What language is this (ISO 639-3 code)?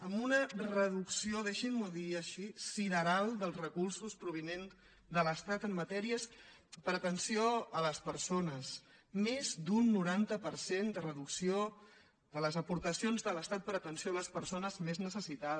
cat